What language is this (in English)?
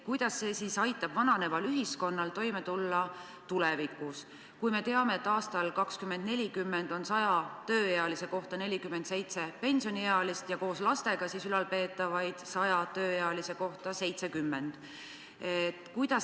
Estonian